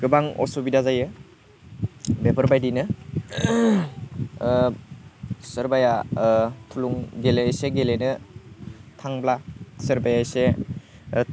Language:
Bodo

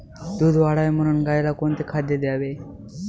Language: Marathi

